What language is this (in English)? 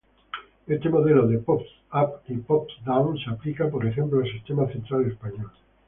Spanish